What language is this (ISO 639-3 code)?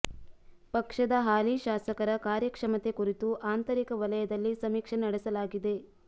kan